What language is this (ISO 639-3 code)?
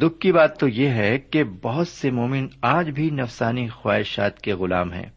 urd